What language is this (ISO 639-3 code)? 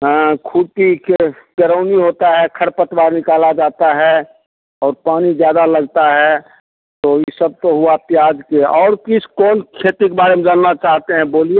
hin